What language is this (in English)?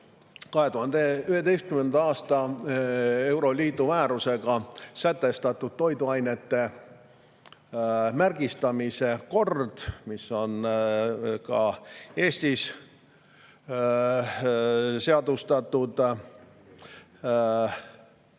Estonian